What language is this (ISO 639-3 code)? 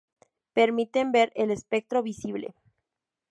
spa